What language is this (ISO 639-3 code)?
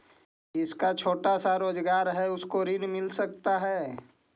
mag